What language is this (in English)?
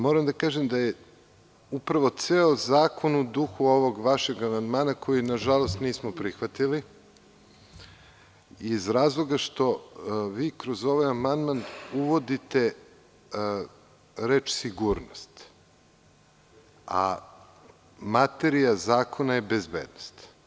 Serbian